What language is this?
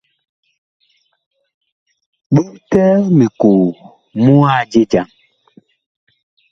Bakoko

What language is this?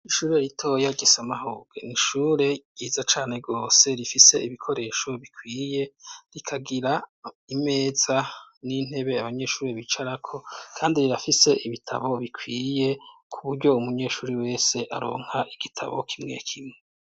Rundi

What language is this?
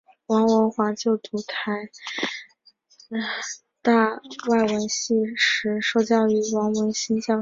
Chinese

